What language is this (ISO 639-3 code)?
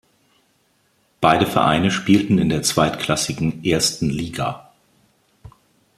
deu